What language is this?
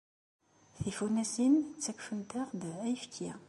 Kabyle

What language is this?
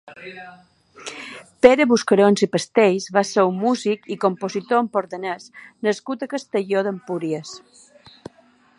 Catalan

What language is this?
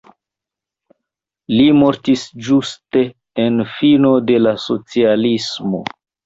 Esperanto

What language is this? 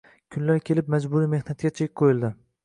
Uzbek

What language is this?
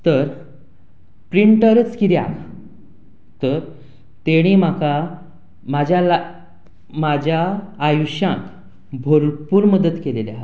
Konkani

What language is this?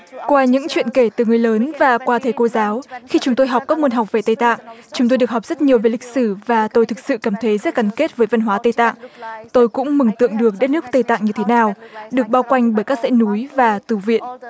Vietnamese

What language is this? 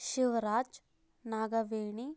Kannada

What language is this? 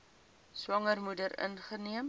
Afrikaans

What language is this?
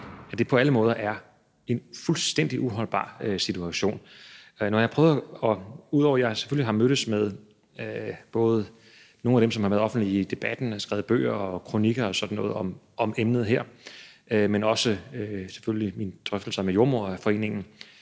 Danish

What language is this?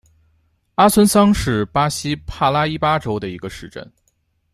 Chinese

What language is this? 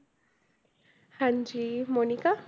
Punjabi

